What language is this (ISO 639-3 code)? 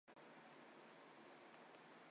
zho